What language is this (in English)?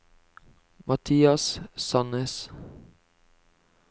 Norwegian